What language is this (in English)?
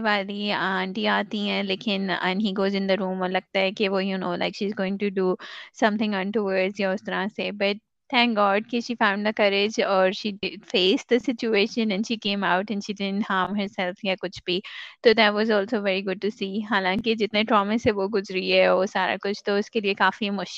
Urdu